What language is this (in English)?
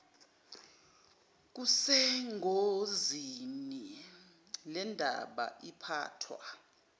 Zulu